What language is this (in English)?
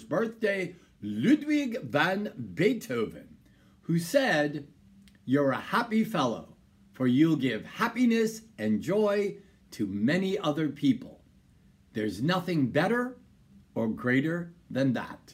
English